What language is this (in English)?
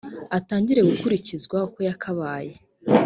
Kinyarwanda